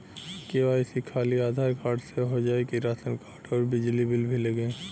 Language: Bhojpuri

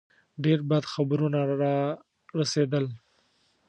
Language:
Pashto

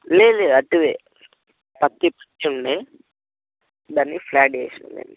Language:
Telugu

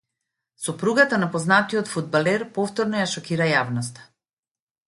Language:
Macedonian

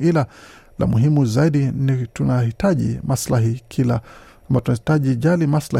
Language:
Swahili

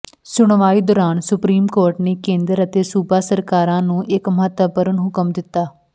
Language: Punjabi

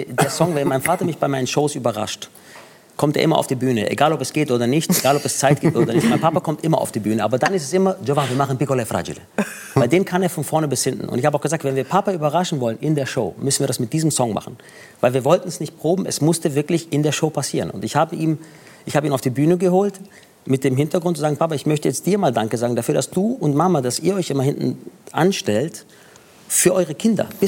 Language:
German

